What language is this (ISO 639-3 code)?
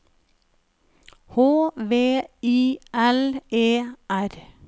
nor